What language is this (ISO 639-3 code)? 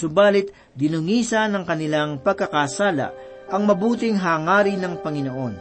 fil